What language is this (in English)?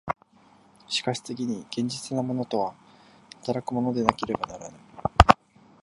Japanese